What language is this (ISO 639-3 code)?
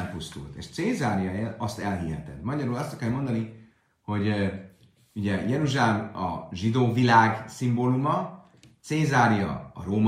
hun